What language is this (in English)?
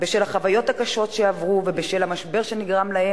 Hebrew